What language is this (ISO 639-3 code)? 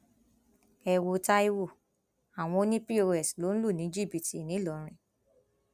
yor